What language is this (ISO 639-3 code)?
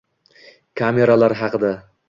uzb